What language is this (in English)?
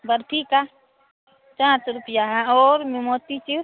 Hindi